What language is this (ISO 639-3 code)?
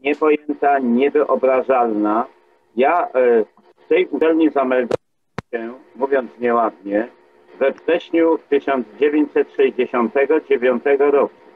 pol